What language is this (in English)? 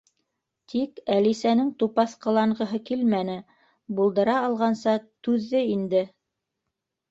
Bashkir